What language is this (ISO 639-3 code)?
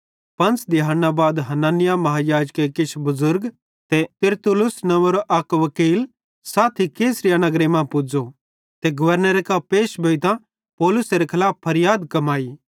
bhd